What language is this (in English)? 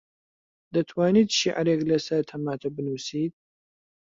Central Kurdish